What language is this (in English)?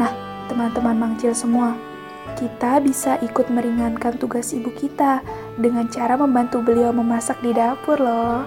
Indonesian